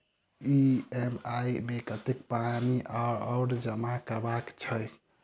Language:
Maithili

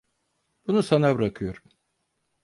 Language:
Turkish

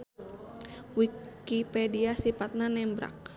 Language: Sundanese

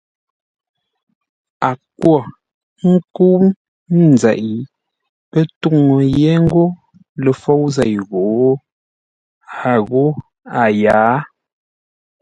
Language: Ngombale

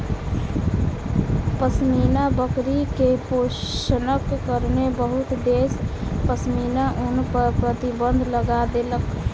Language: Maithili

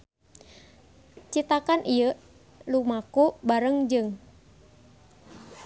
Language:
Sundanese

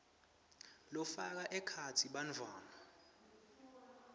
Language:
Swati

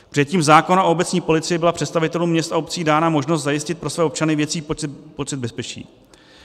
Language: Czech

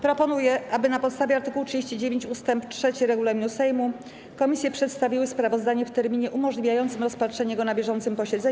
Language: Polish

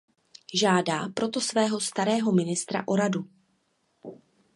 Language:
Czech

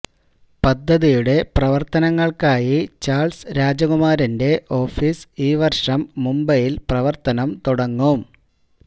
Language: Malayalam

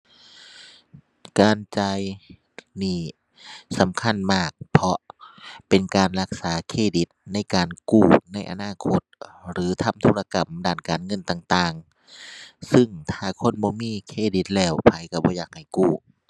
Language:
Thai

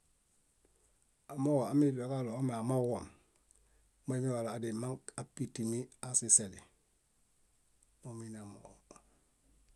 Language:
Bayot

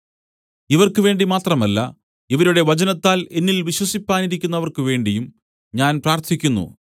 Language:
Malayalam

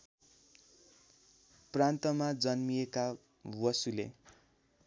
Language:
Nepali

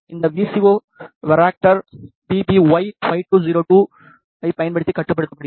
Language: Tamil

